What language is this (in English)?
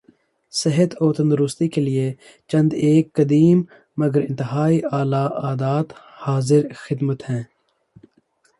Urdu